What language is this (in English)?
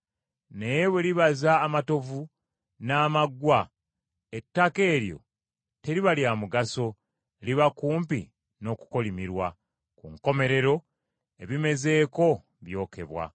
Ganda